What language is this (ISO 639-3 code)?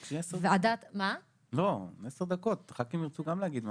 heb